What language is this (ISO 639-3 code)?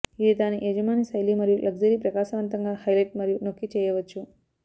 tel